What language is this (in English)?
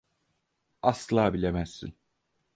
Turkish